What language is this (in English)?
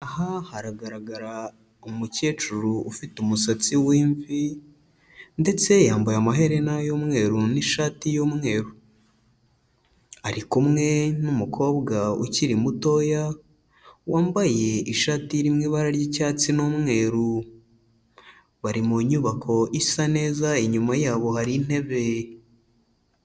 Kinyarwanda